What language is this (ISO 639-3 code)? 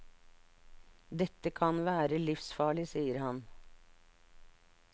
nor